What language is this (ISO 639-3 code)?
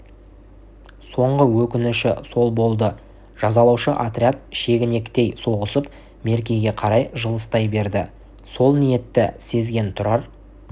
kaz